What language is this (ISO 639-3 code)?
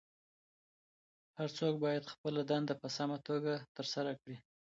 pus